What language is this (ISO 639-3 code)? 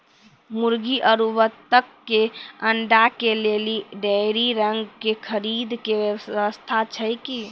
mai